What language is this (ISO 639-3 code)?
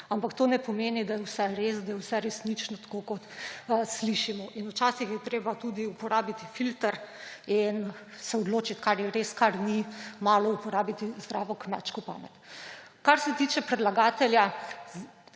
slv